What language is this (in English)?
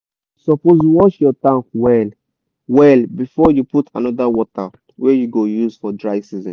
Nigerian Pidgin